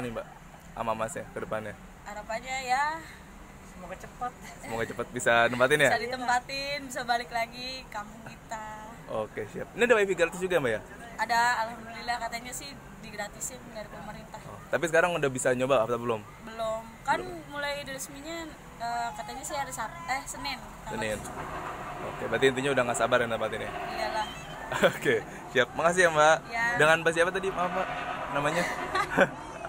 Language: Indonesian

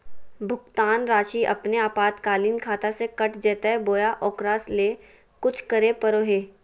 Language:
Magahi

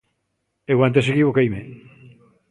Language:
Galician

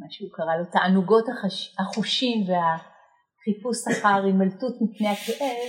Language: Hebrew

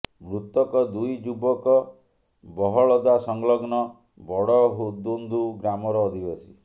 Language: Odia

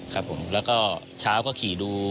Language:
Thai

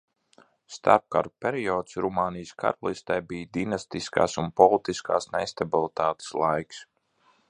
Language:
Latvian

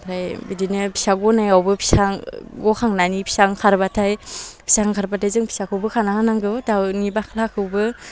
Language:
Bodo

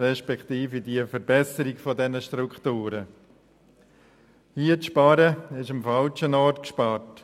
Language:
Swiss German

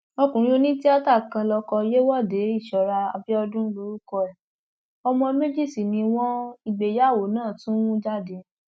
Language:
Yoruba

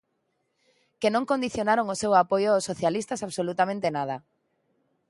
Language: Galician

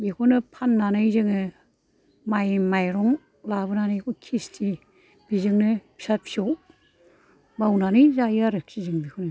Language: Bodo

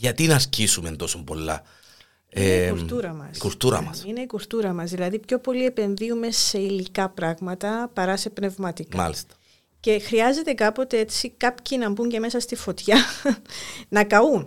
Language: Greek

